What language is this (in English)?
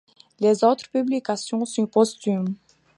French